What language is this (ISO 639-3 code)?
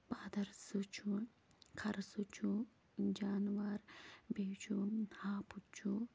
kas